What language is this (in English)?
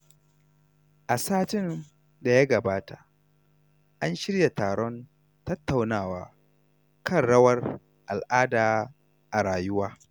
Hausa